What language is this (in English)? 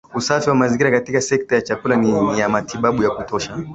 Swahili